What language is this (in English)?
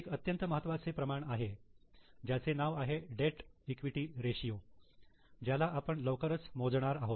Marathi